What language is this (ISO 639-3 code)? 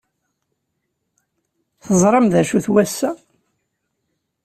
kab